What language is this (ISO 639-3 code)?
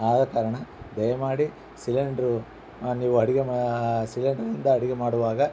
kan